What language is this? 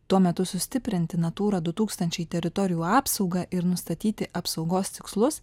Lithuanian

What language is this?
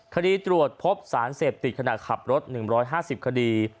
Thai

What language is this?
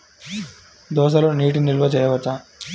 Telugu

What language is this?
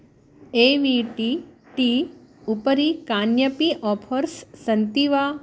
Sanskrit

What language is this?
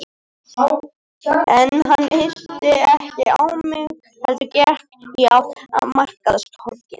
Icelandic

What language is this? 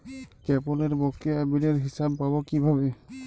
Bangla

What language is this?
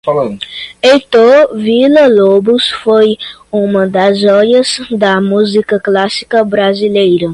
Portuguese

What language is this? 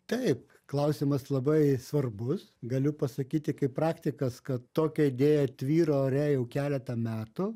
Lithuanian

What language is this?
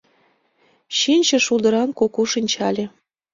Mari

